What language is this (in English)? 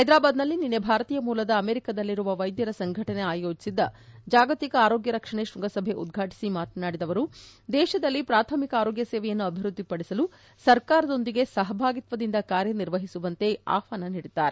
Kannada